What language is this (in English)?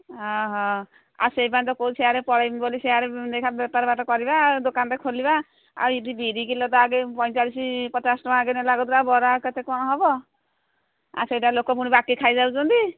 Odia